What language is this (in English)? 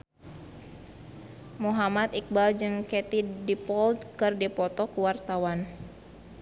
Sundanese